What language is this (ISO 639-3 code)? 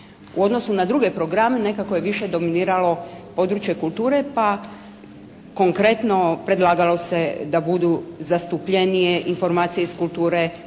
hrv